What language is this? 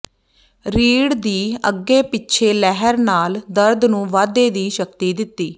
Punjabi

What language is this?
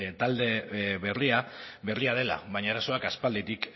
Basque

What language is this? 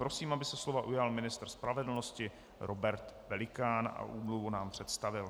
Czech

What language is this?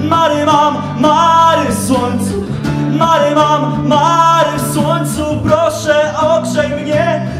Polish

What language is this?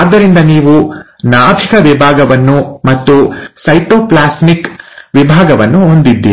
Kannada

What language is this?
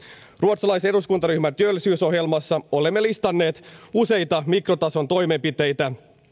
Finnish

